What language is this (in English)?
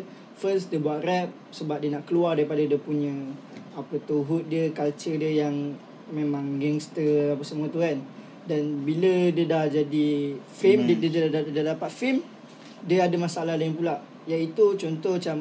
Malay